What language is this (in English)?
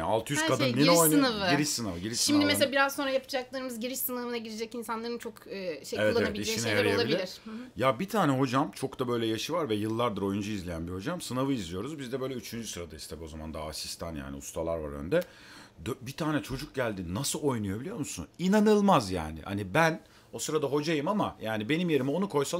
Turkish